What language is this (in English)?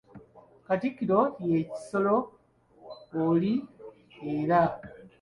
Ganda